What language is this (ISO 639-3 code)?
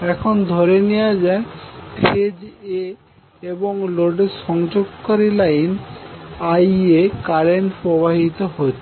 ben